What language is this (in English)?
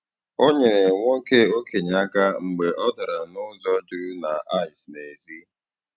Igbo